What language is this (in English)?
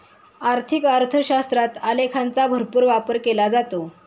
Marathi